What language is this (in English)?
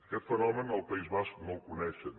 Catalan